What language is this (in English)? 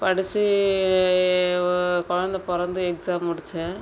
Tamil